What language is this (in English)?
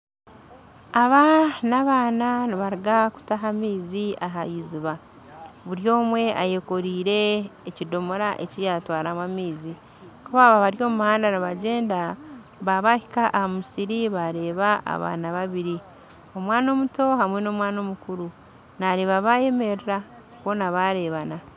Nyankole